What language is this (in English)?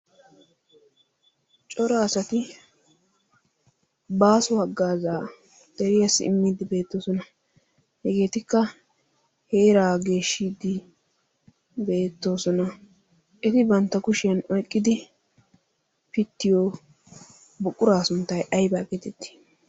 Wolaytta